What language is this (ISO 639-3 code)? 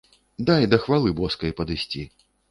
bel